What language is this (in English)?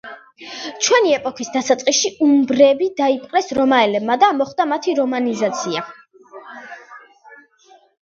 Georgian